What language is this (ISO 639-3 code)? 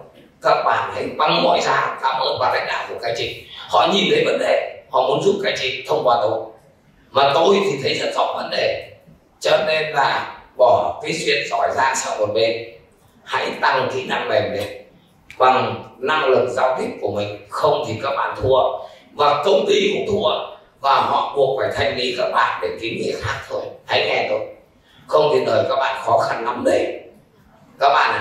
vie